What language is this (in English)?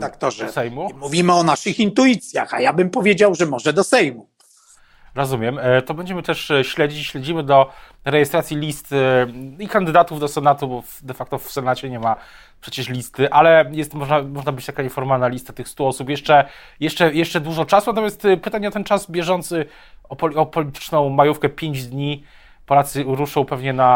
Polish